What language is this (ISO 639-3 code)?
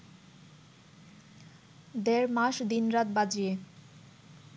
ben